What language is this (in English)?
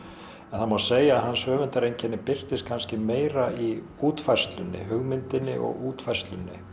Icelandic